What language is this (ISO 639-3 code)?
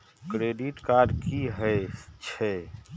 mai